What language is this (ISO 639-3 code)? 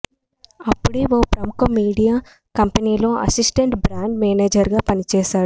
tel